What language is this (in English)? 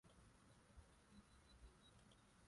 Swahili